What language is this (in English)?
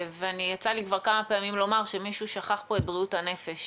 Hebrew